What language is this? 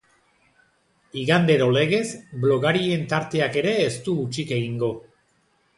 Basque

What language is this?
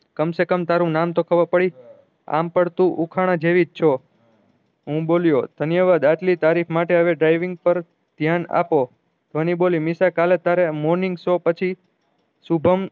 Gujarati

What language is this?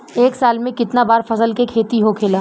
Bhojpuri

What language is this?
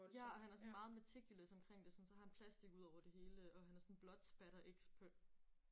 Danish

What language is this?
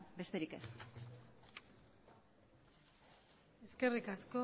Basque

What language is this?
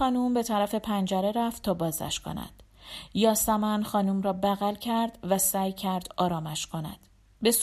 Persian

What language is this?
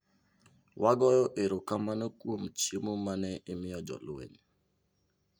Luo (Kenya and Tanzania)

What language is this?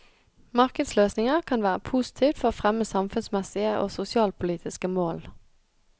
Norwegian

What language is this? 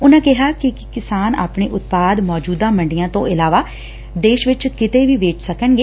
Punjabi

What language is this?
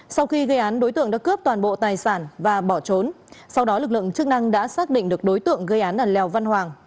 Vietnamese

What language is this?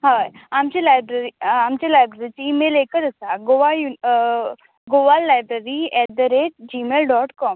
Konkani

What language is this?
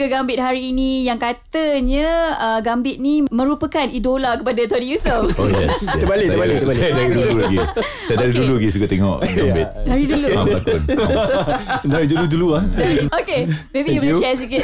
Malay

